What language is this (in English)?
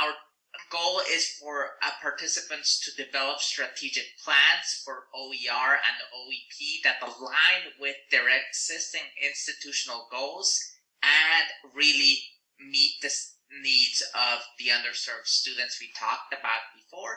English